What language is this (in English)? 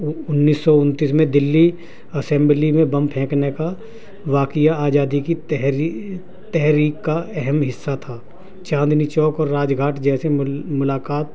Urdu